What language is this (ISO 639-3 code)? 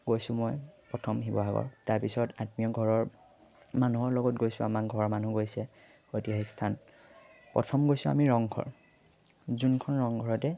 asm